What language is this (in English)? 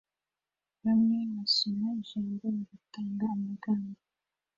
Kinyarwanda